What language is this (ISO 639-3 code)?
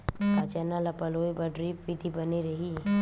hne